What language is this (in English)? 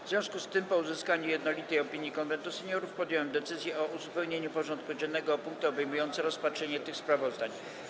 Polish